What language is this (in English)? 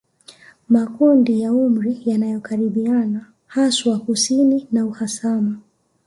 Swahili